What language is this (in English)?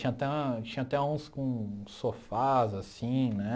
Portuguese